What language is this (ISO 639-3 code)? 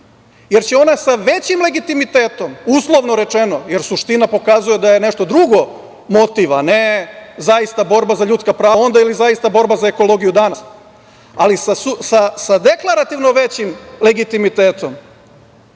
srp